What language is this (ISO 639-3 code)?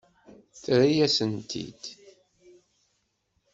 kab